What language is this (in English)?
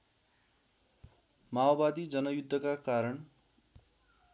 Nepali